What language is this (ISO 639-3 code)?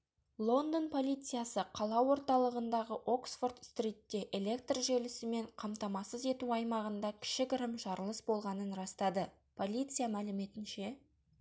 kaz